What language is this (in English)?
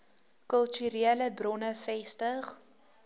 Afrikaans